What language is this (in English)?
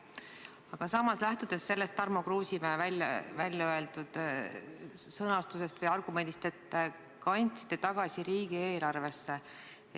Estonian